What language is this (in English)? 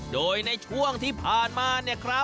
Thai